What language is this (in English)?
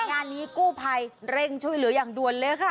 Thai